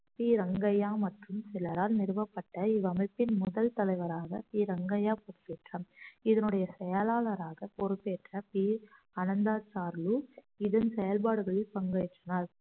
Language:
Tamil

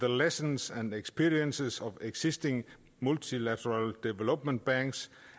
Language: Danish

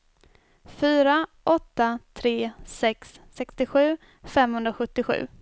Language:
Swedish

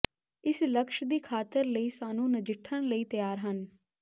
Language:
Punjabi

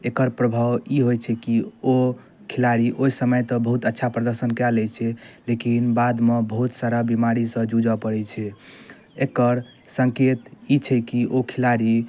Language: Maithili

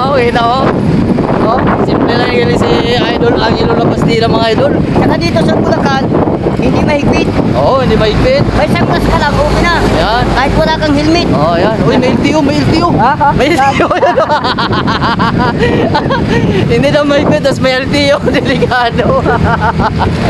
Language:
Filipino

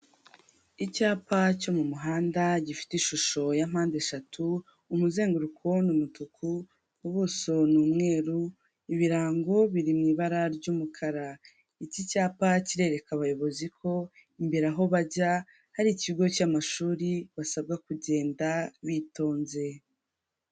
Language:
Kinyarwanda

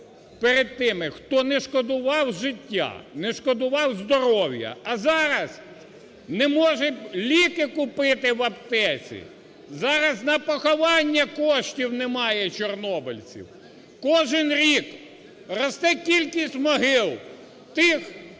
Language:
Ukrainian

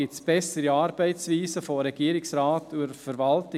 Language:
Swiss German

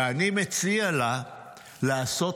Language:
Hebrew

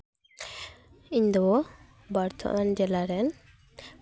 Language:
Santali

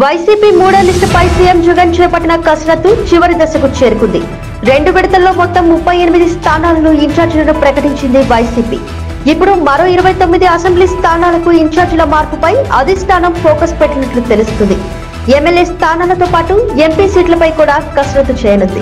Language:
Telugu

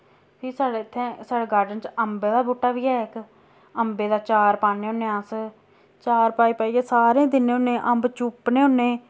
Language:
Dogri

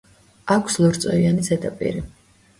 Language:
Georgian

